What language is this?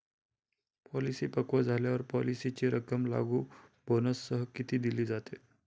Marathi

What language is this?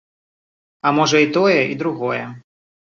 Belarusian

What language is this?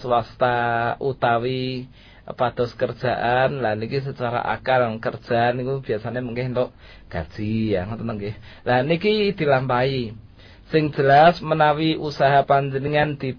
Malay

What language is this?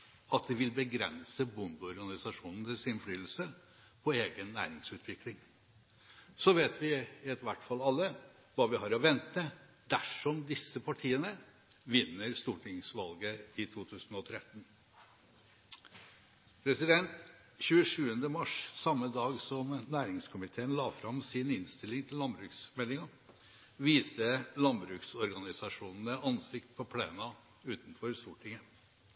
Norwegian Bokmål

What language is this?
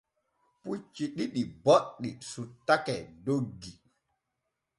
Borgu Fulfulde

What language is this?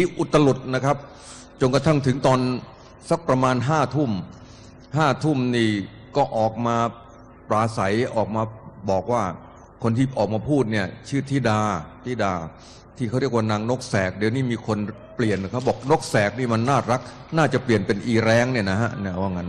Thai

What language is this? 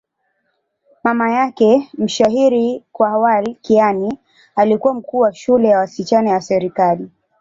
Swahili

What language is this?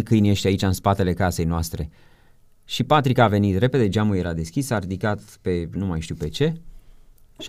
Romanian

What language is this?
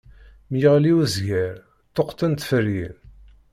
Kabyle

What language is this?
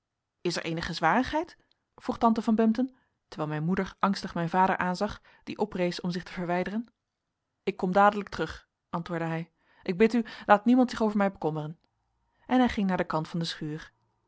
Dutch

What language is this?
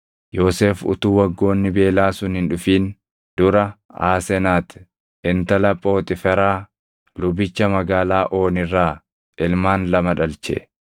Oromo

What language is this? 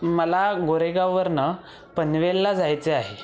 Marathi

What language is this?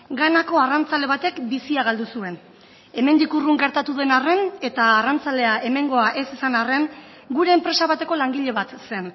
Basque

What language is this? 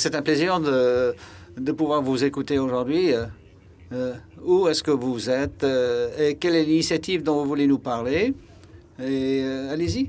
French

